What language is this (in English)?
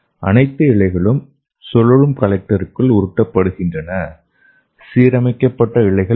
Tamil